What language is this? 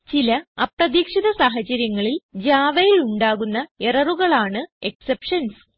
Malayalam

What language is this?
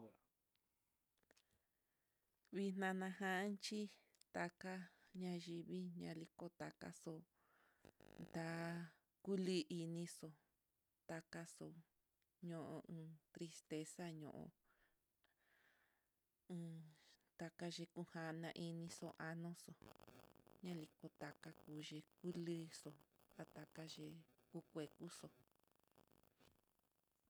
Mitlatongo Mixtec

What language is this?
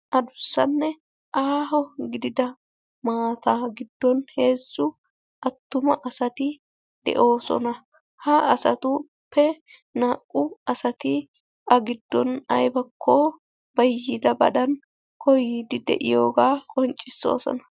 Wolaytta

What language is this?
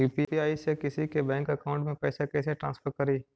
Magahi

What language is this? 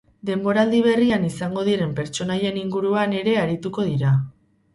Basque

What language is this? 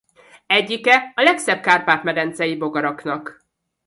Hungarian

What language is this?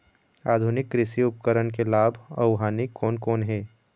Chhattisgarhi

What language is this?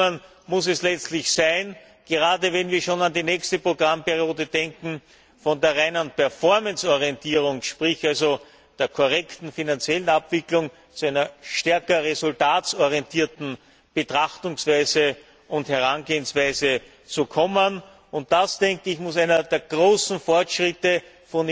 German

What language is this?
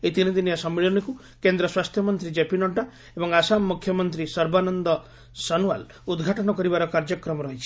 Odia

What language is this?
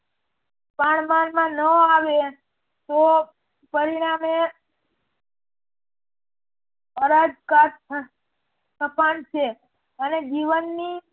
Gujarati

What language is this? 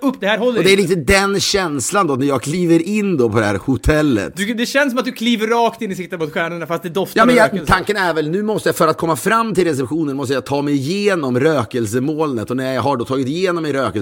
Swedish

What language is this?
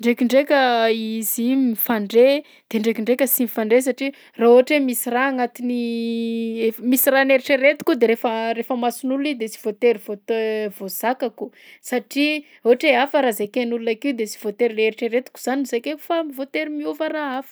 Southern Betsimisaraka Malagasy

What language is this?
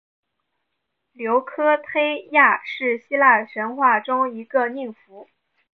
Chinese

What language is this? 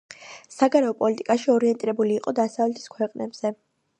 Georgian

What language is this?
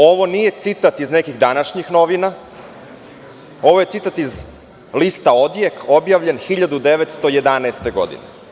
Serbian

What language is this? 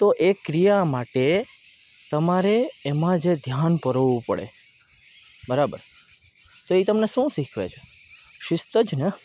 Gujarati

